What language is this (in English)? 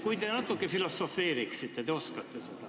Estonian